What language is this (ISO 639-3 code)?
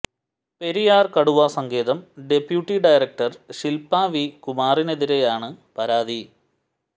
mal